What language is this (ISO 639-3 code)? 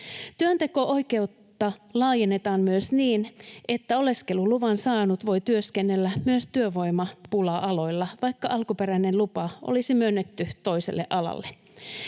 fin